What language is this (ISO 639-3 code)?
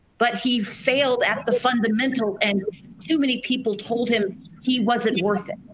eng